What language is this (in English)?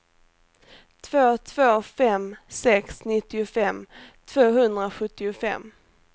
Swedish